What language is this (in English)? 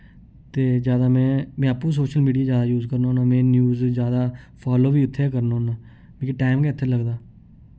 Dogri